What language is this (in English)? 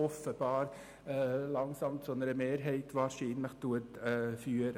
Swiss German